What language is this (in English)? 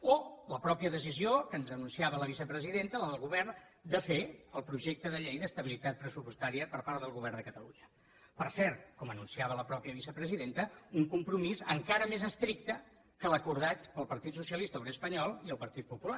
Catalan